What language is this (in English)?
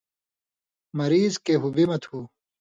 Indus Kohistani